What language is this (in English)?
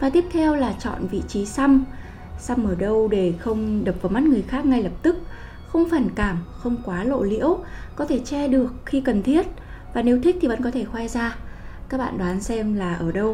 Vietnamese